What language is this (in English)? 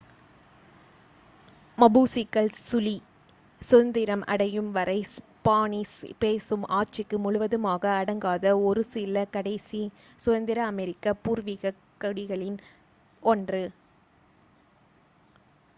Tamil